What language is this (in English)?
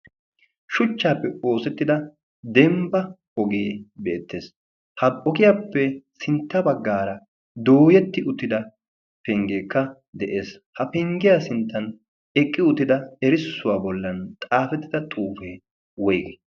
Wolaytta